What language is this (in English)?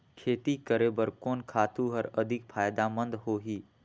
Chhattisgarhi